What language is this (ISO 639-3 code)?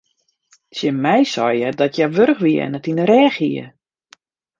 fry